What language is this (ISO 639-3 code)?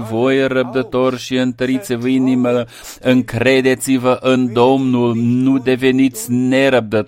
ron